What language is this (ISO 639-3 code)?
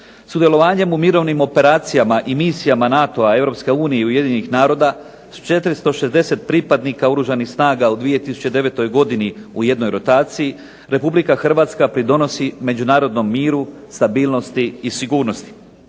hrv